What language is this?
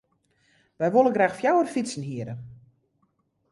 Western Frisian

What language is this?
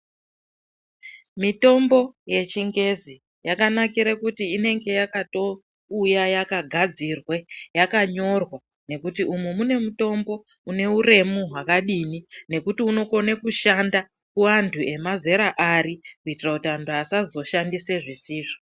Ndau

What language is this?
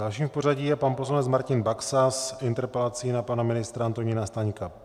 Czech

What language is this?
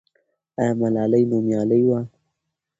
Pashto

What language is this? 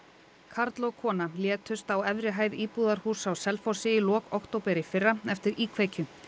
Icelandic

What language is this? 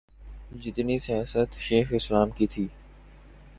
Urdu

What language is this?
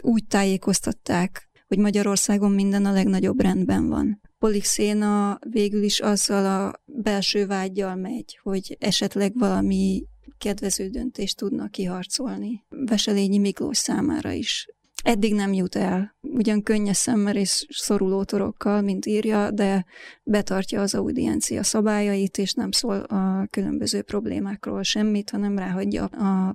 Hungarian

